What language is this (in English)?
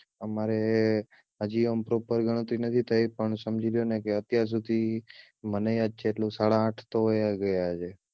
Gujarati